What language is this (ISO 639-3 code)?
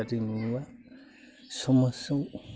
brx